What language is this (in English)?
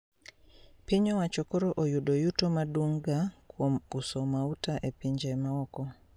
Luo (Kenya and Tanzania)